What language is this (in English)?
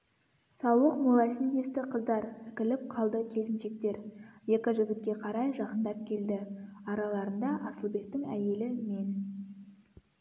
Kazakh